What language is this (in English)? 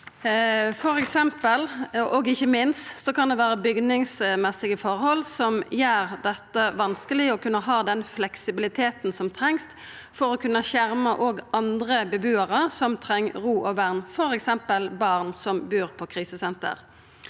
Norwegian